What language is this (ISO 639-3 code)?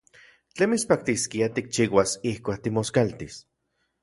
ncx